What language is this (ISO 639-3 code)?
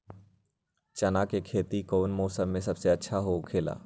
mag